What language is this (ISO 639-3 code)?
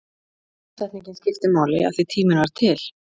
isl